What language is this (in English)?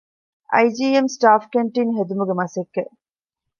Divehi